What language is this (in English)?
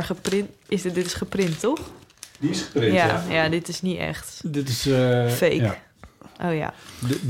Dutch